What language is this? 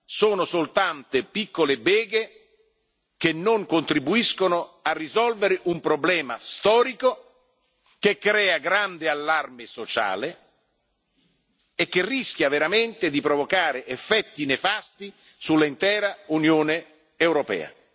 Italian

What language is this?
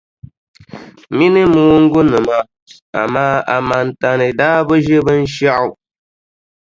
Dagbani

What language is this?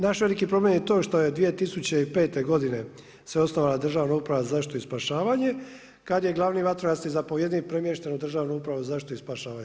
Croatian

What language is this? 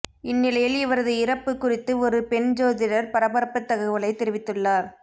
Tamil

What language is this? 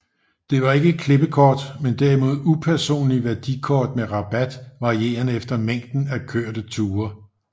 Danish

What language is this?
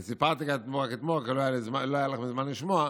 Hebrew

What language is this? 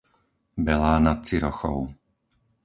Slovak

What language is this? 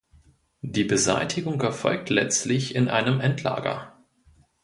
German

